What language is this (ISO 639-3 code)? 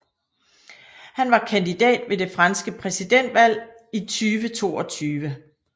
dan